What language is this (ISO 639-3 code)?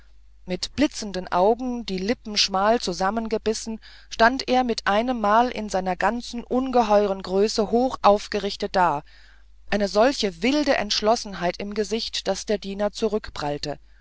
deu